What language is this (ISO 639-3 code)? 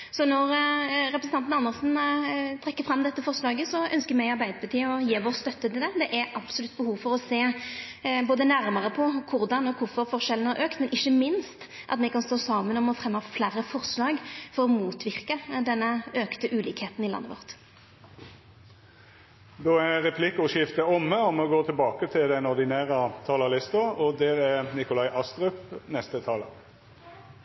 nno